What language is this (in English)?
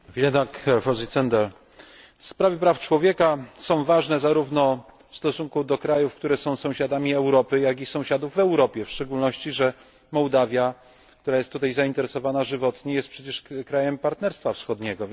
Polish